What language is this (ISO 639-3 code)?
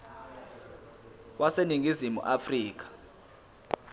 zul